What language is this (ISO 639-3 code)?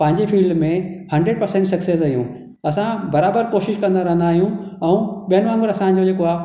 snd